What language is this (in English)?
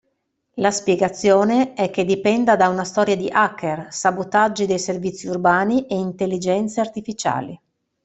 Italian